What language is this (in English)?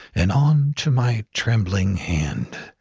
English